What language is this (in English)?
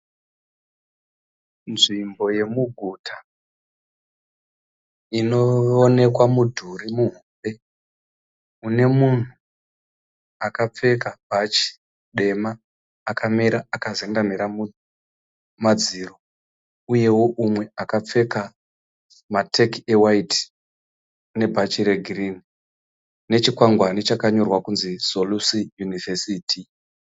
Shona